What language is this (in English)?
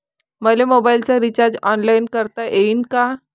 Marathi